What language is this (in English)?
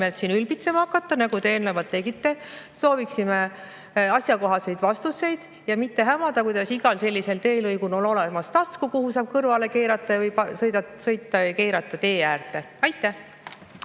Estonian